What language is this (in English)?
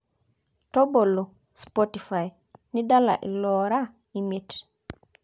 Masai